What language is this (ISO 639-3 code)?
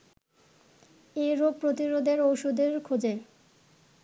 ben